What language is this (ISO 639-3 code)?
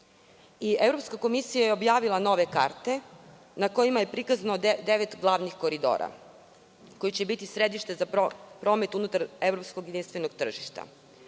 srp